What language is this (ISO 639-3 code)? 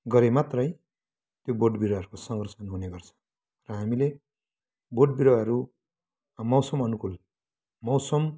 nep